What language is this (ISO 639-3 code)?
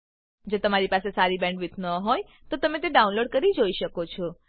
guj